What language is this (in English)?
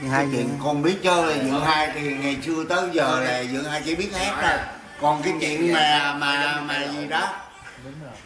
Vietnamese